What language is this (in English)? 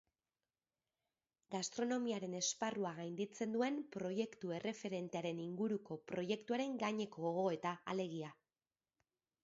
Basque